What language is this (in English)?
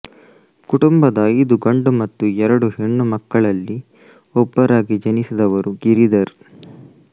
Kannada